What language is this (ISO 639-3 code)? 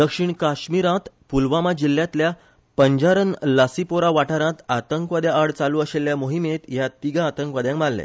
kok